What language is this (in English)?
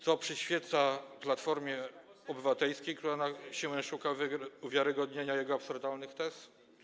Polish